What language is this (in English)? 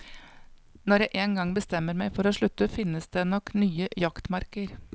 Norwegian